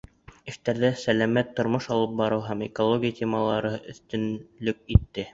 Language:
Bashkir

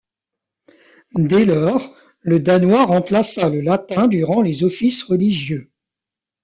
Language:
French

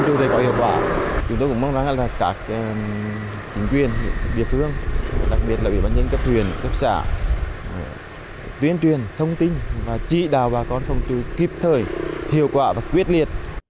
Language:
Vietnamese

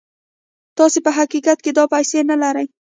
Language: Pashto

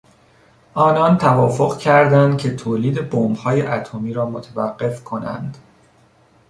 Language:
Persian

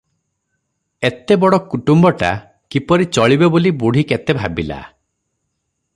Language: Odia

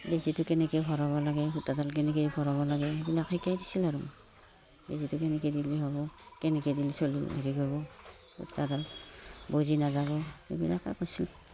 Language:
Assamese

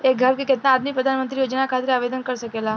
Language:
Bhojpuri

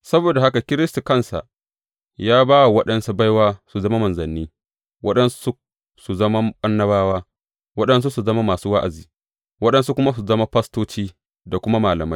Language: Hausa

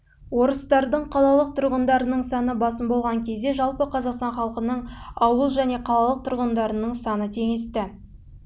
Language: Kazakh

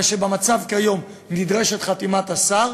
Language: Hebrew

